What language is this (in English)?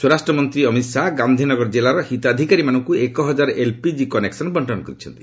Odia